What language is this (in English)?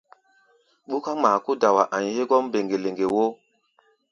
Gbaya